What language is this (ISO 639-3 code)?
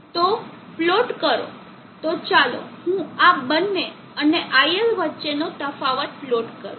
guj